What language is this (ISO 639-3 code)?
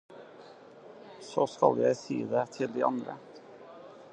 nob